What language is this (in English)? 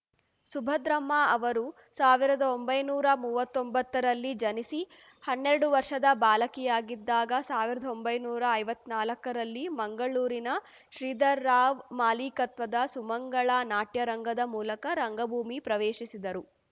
Kannada